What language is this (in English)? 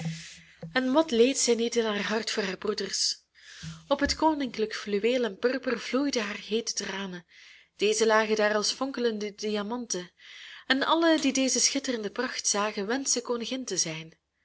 Dutch